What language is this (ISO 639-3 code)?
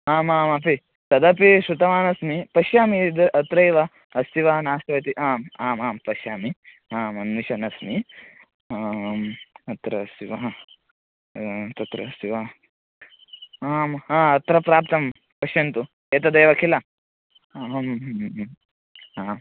san